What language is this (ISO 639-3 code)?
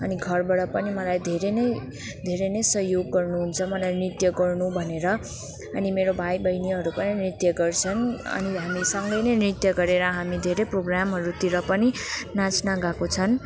nep